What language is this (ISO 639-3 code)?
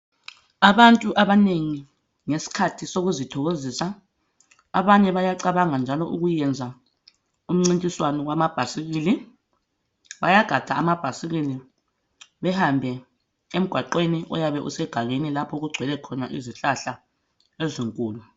nde